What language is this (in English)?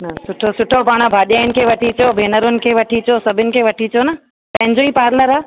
Sindhi